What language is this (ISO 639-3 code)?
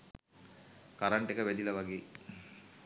sin